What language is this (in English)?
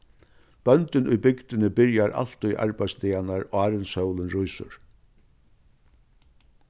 Faroese